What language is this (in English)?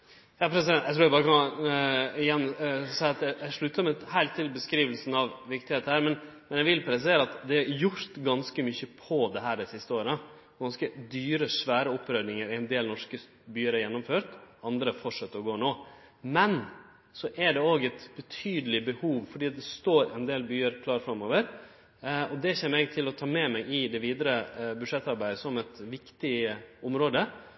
Norwegian